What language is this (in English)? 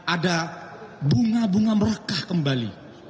Indonesian